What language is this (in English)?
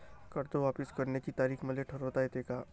Marathi